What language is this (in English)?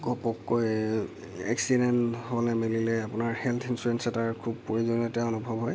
Assamese